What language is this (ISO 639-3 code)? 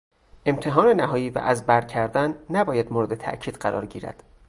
fas